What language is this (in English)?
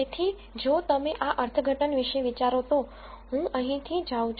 Gujarati